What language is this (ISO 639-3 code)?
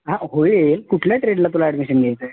mar